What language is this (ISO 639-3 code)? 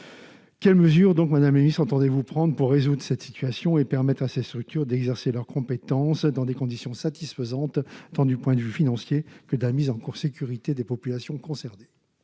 fra